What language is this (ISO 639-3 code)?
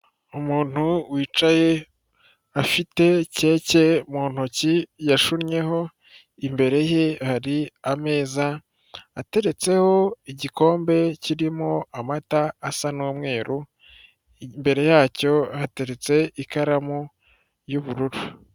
kin